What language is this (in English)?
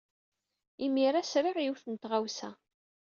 Kabyle